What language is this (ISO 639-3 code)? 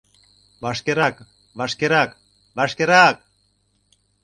chm